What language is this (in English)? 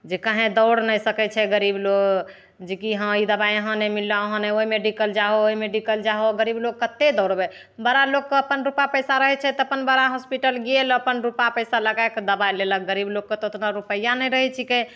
Maithili